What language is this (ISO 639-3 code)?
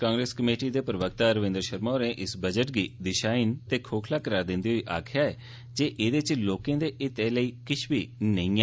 doi